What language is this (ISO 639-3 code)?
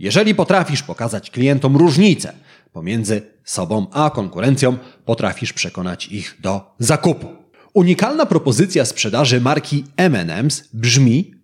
pol